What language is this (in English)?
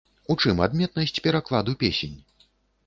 Belarusian